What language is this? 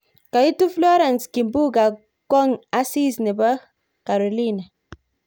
Kalenjin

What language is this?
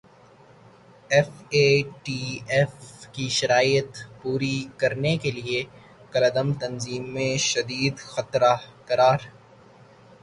Urdu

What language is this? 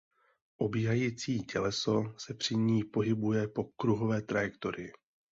Czech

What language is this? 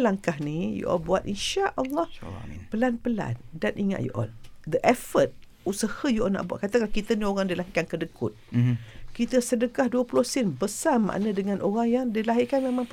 Malay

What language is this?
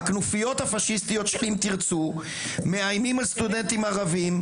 Hebrew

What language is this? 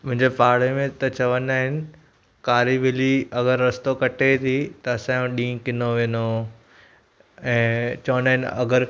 Sindhi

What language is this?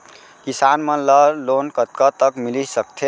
Chhattisgarhi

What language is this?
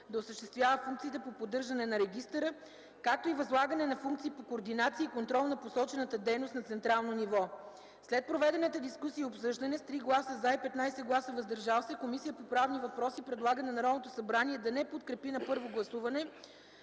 Bulgarian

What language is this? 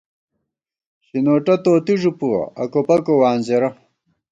Gawar-Bati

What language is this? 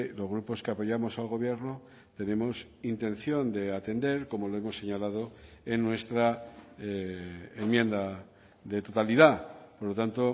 Spanish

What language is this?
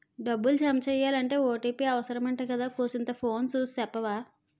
Telugu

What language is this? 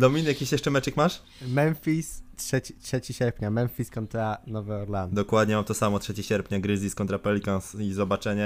Polish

